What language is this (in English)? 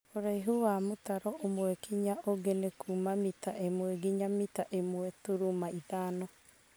Kikuyu